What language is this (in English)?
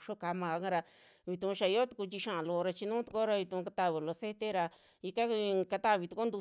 Western Juxtlahuaca Mixtec